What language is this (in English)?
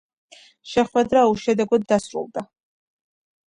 Georgian